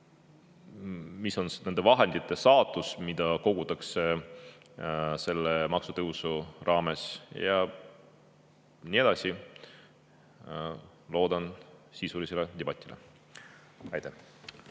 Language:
Estonian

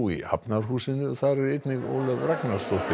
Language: Icelandic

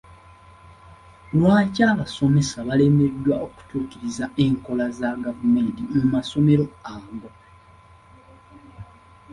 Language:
Ganda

